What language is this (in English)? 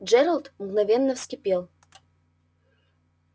Russian